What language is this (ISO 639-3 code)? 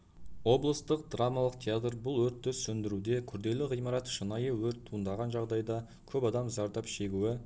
kaz